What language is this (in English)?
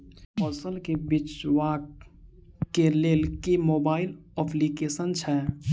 Maithili